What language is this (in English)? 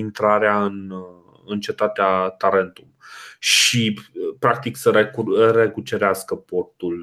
Romanian